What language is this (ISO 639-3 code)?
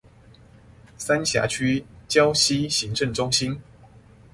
zho